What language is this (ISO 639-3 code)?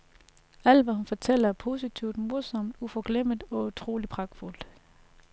dan